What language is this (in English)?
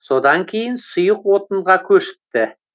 Kazakh